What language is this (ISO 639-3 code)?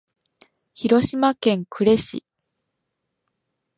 jpn